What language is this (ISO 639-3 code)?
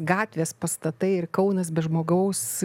lit